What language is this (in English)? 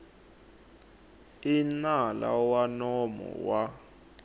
Tsonga